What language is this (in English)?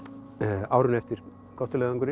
Icelandic